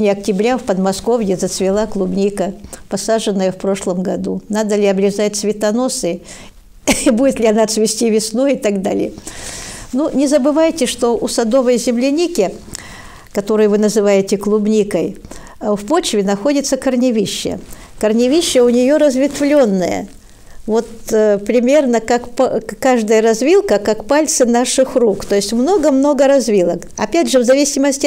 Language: Russian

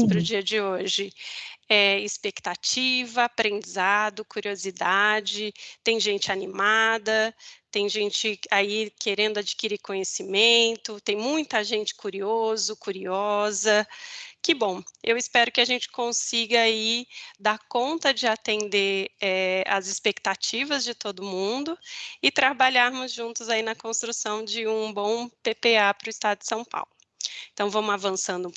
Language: Portuguese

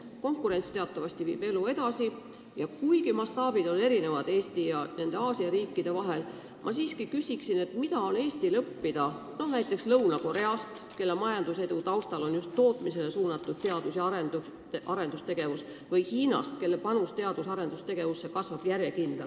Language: Estonian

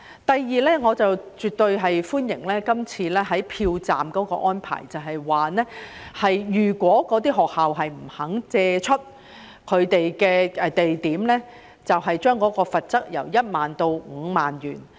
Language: Cantonese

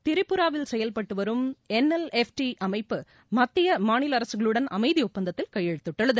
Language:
Tamil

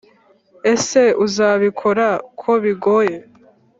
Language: Kinyarwanda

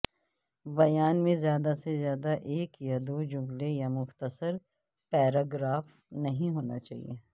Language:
Urdu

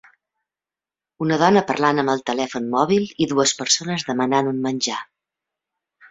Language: Catalan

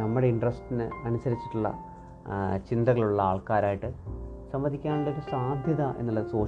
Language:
Malayalam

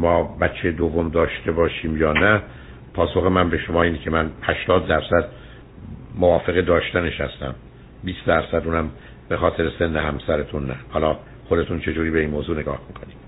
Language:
Persian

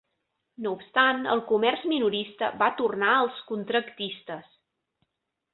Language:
Catalan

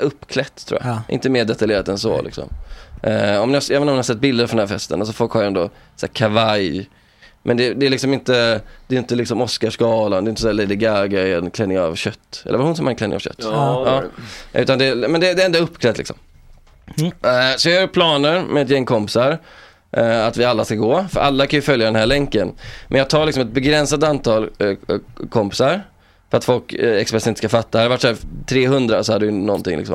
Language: Swedish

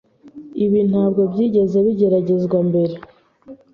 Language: Kinyarwanda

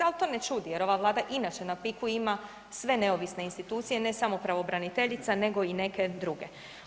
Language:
Croatian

